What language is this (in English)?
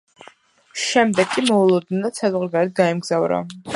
Georgian